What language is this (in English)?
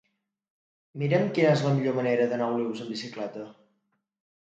Catalan